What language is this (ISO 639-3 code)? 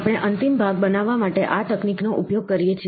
guj